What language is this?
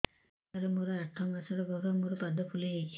Odia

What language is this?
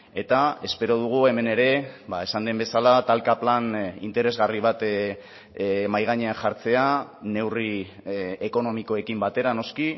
Basque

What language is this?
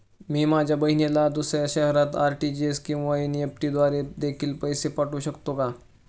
Marathi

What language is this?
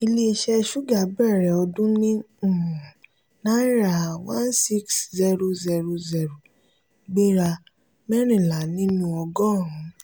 Yoruba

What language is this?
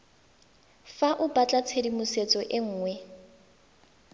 Tswana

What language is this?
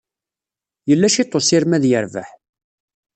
Kabyle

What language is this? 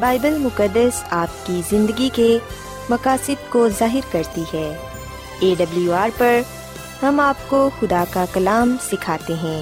Urdu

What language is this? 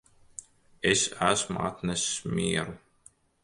Latvian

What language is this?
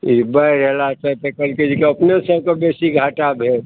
Maithili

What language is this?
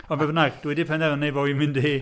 Welsh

